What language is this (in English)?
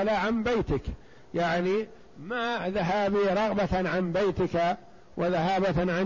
Arabic